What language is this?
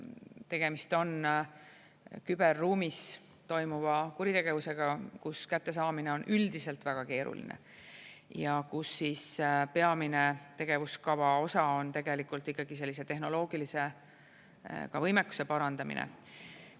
Estonian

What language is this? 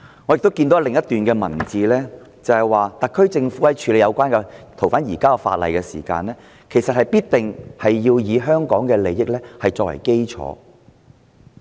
Cantonese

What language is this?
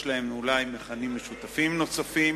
Hebrew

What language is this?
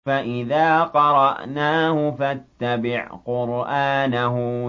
Arabic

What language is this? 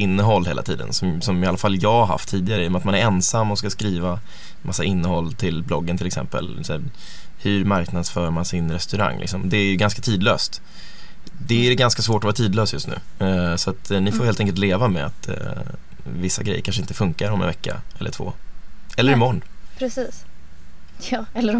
Swedish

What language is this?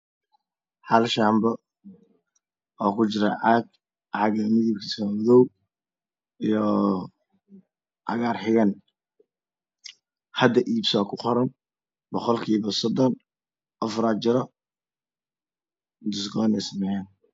Somali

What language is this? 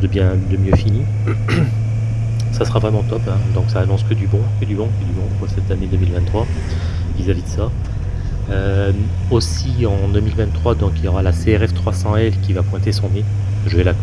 French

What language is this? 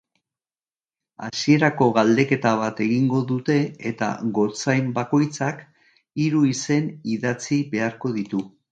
Basque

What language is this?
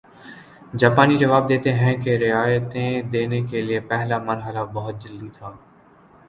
Urdu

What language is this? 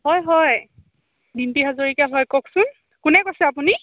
Assamese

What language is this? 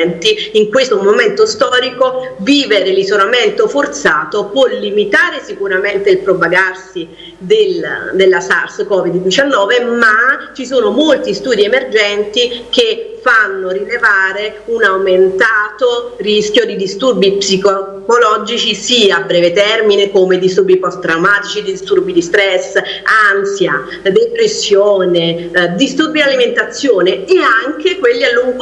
Italian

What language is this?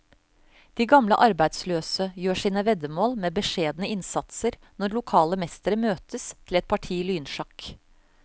Norwegian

